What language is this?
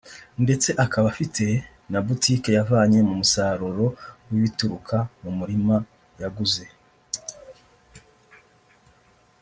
Kinyarwanda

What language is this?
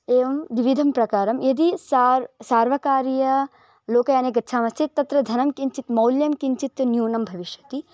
Sanskrit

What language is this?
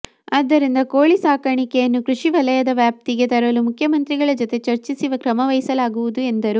Kannada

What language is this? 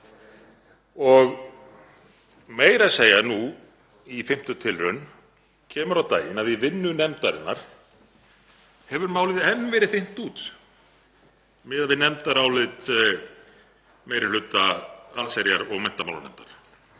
Icelandic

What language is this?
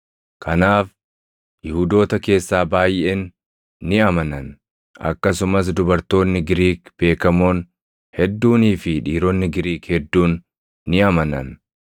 Oromo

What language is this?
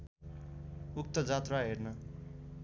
Nepali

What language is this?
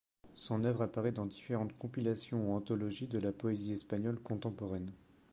French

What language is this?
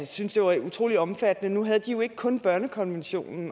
Danish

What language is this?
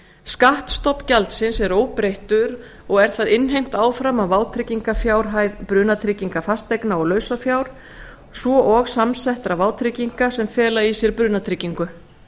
Icelandic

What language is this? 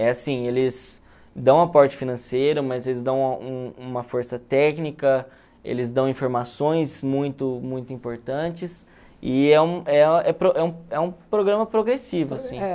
Portuguese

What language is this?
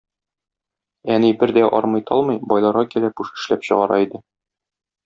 Tatar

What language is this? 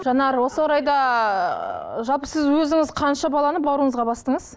Kazakh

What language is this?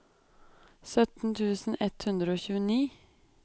Norwegian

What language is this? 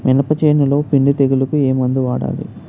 Telugu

